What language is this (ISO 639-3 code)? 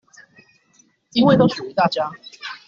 zho